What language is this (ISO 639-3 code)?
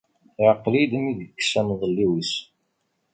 kab